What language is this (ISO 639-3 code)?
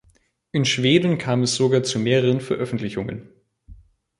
deu